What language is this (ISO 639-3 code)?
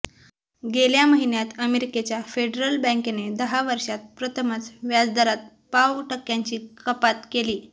mar